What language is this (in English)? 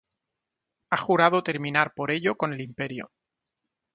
Spanish